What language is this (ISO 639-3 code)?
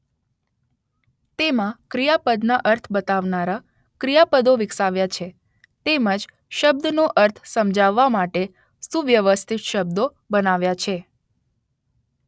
guj